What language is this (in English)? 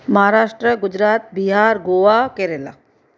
Sindhi